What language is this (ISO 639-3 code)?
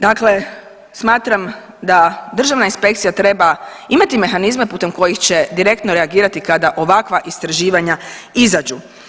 hrv